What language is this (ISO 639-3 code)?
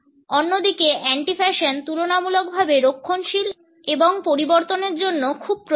ben